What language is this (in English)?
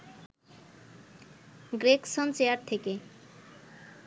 Bangla